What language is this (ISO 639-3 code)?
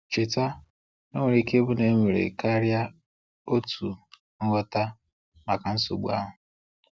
ibo